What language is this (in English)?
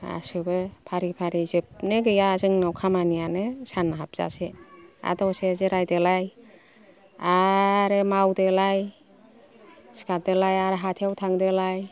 Bodo